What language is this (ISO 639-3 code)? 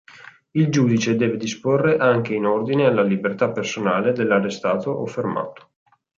ita